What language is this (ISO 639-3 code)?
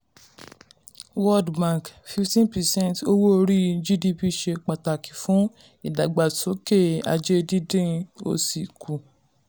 yor